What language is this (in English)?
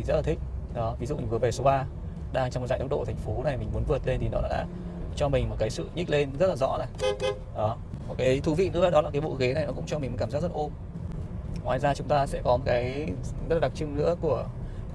Vietnamese